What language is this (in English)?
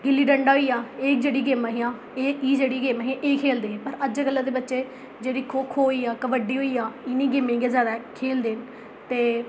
Dogri